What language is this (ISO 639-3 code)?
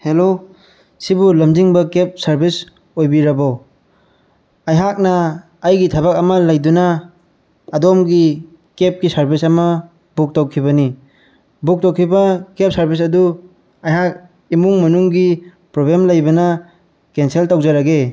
mni